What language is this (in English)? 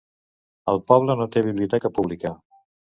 Catalan